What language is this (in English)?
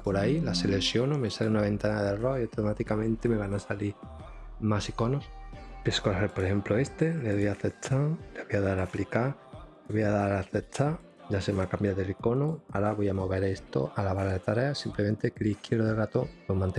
Spanish